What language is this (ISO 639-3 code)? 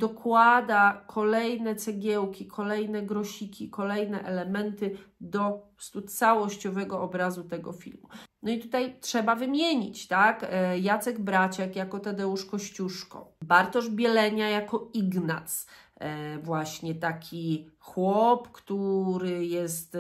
pol